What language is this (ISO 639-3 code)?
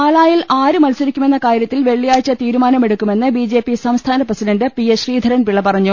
mal